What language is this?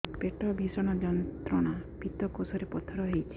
Odia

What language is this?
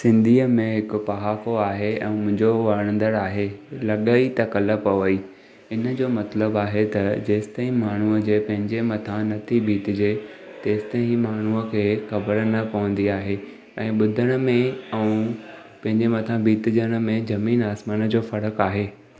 Sindhi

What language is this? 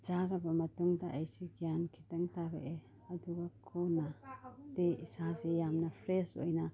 Manipuri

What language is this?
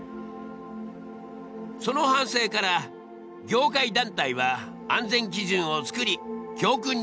Japanese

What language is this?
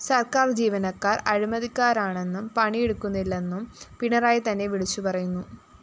Malayalam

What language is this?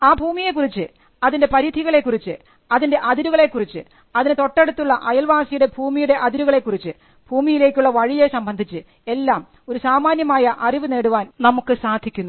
Malayalam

